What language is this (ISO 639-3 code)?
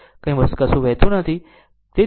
guj